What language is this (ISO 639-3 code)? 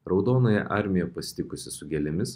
lit